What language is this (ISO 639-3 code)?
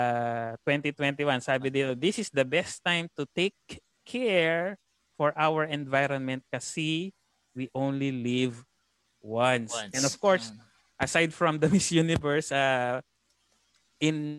fil